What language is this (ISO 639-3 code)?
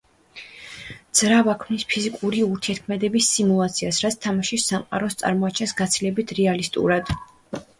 kat